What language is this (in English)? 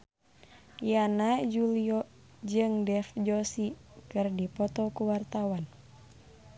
Sundanese